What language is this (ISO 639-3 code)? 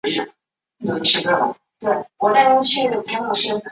zho